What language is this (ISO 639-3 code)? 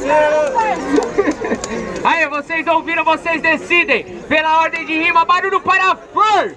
por